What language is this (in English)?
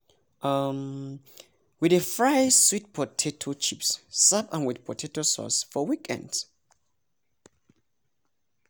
Nigerian Pidgin